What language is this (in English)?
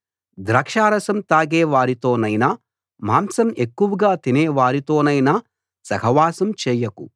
Telugu